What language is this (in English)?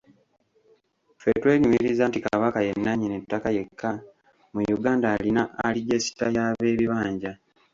Ganda